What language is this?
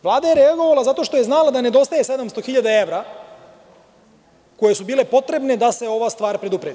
Serbian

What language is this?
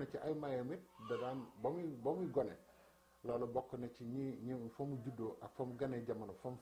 French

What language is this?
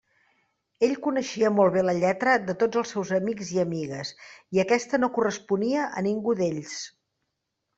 Catalan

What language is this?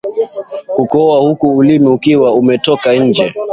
Swahili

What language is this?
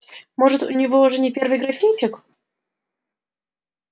Russian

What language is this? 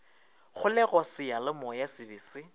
Northern Sotho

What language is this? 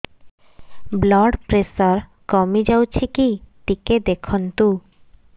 Odia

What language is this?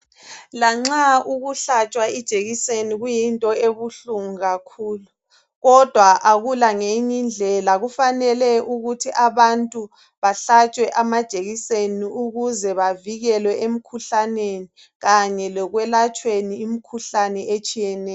North Ndebele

